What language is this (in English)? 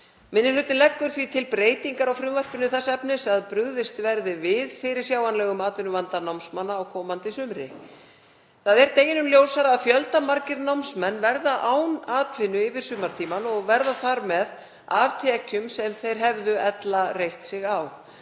Icelandic